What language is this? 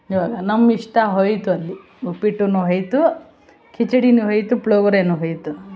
Kannada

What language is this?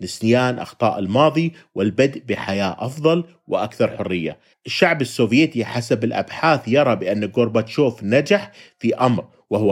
Arabic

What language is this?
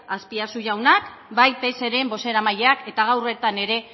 Basque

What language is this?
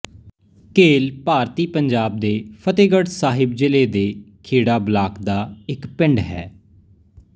Punjabi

